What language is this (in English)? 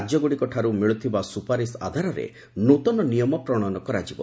Odia